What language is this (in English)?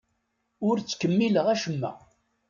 Kabyle